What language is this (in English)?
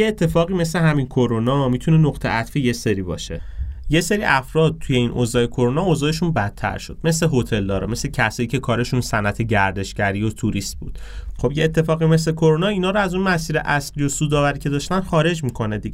Persian